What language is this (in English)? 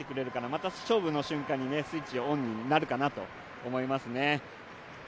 Japanese